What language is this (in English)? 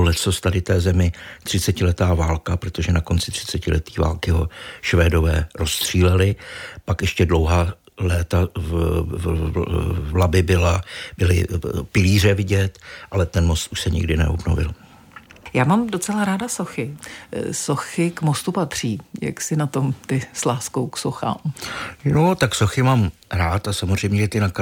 Czech